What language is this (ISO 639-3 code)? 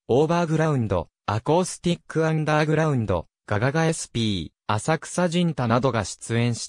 jpn